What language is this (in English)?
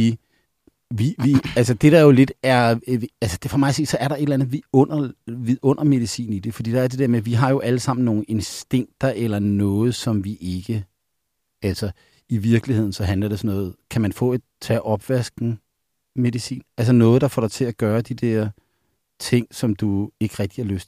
Danish